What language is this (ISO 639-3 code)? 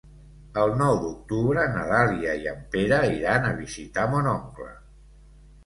cat